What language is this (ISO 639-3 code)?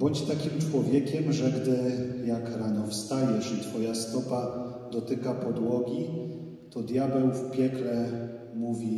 pol